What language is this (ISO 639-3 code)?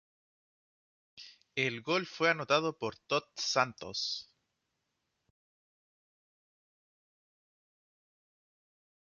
spa